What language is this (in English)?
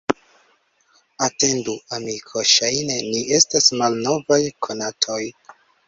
Esperanto